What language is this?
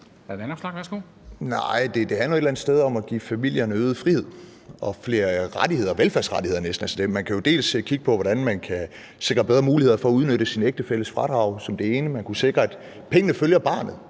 Danish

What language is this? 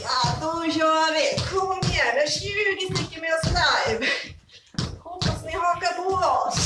Swedish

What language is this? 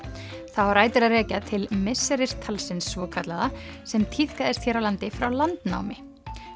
Icelandic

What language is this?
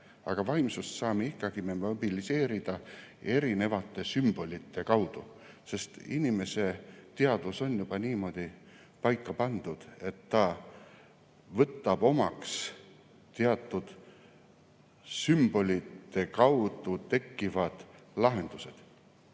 Estonian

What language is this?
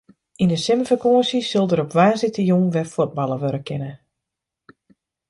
Western Frisian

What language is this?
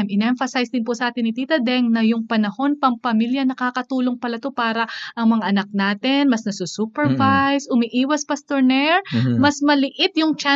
Filipino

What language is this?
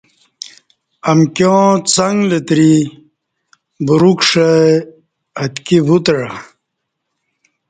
Kati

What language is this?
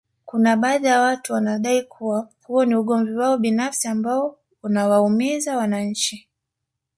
Swahili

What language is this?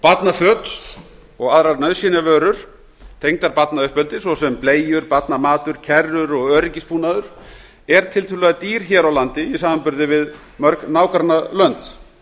Icelandic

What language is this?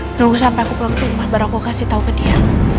Indonesian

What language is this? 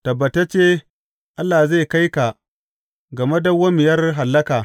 Hausa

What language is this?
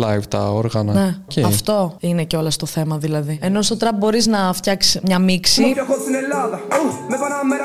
Greek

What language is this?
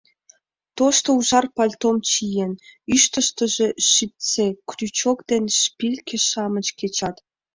Mari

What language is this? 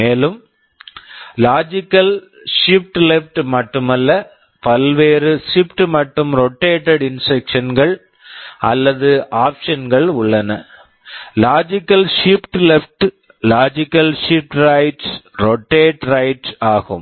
Tamil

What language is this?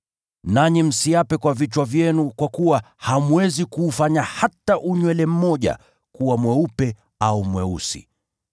Swahili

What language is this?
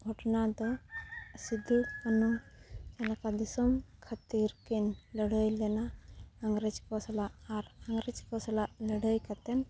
Santali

